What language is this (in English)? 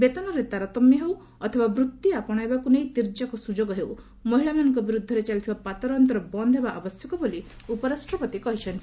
Odia